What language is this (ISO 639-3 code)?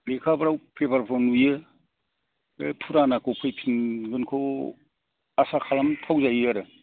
brx